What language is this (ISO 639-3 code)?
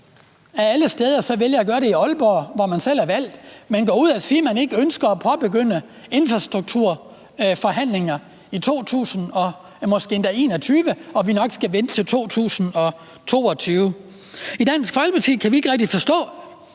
dan